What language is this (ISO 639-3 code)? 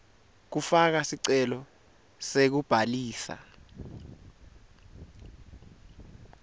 ssw